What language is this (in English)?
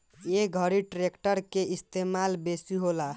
Bhojpuri